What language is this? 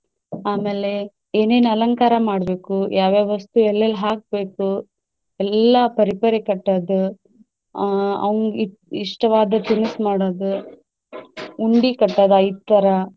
Kannada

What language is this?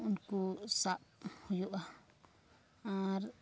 Santali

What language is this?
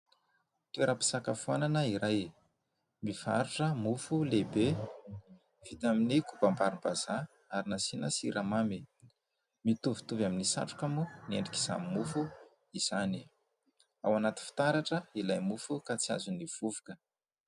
Malagasy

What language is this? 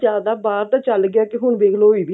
Punjabi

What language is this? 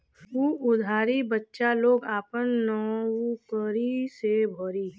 Bhojpuri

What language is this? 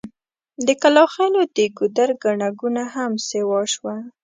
Pashto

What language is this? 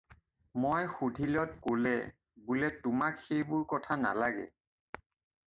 Assamese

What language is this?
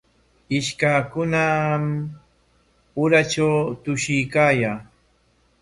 Corongo Ancash Quechua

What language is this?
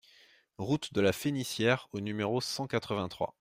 French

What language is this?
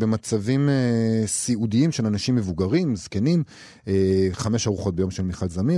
Hebrew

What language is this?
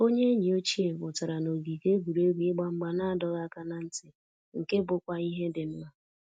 Igbo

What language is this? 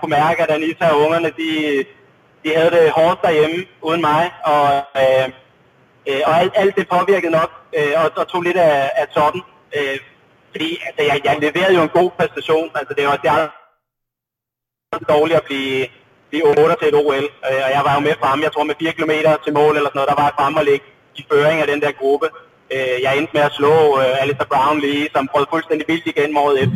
Danish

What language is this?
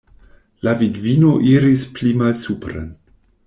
Esperanto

